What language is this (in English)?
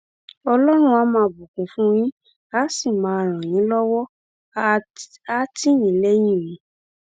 Yoruba